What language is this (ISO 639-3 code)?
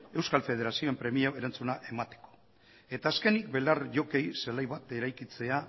eus